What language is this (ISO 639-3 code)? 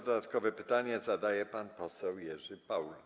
pol